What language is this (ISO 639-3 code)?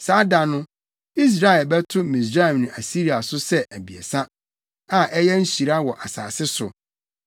aka